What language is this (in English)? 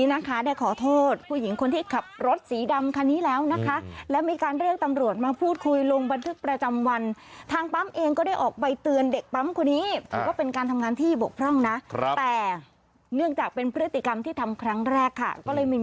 Thai